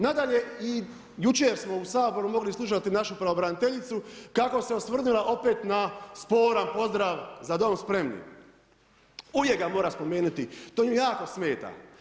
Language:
Croatian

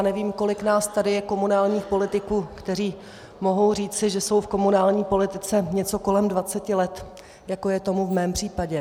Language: Czech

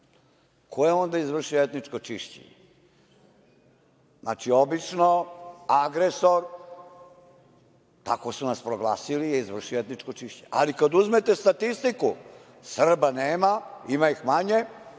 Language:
Serbian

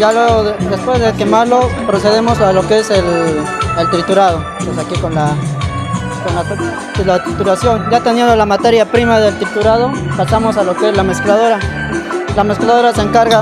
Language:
Spanish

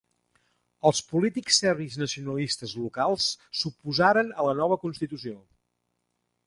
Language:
Catalan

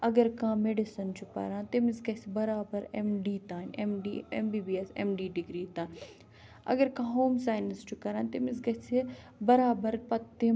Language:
Kashmiri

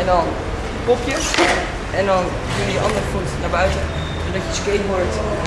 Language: Dutch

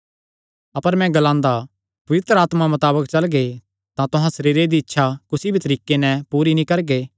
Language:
Kangri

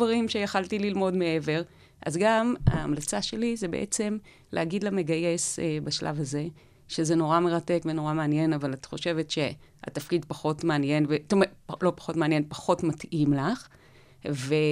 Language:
Hebrew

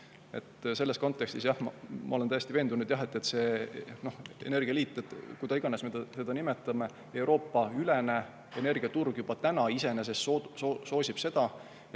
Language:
Estonian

